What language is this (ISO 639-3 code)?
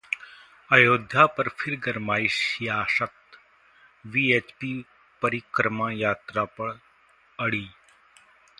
hin